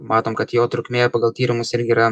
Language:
Lithuanian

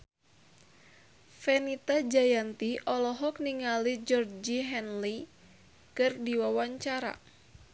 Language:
Sundanese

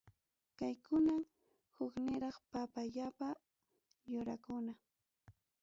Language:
Ayacucho Quechua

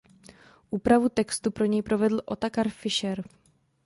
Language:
Czech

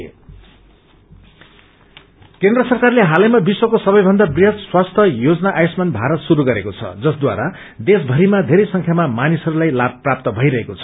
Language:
Nepali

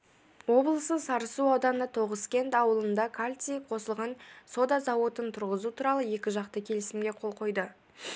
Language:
Kazakh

